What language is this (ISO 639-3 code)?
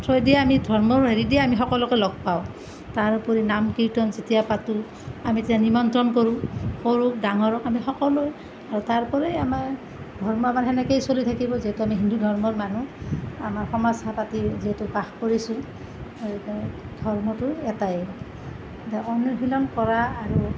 asm